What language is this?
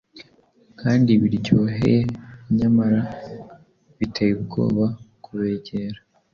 Kinyarwanda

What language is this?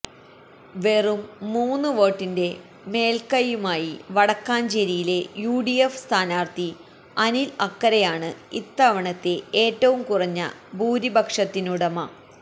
Malayalam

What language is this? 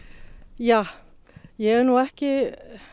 Icelandic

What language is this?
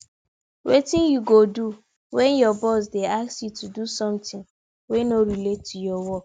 Nigerian Pidgin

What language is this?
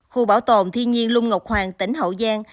Vietnamese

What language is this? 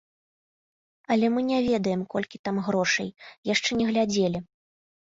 Belarusian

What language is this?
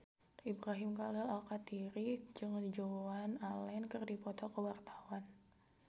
Sundanese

